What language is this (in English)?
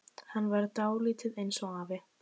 Icelandic